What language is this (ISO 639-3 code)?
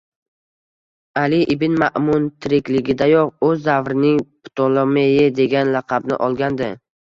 uzb